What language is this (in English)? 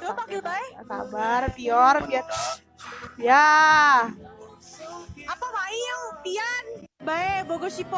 Indonesian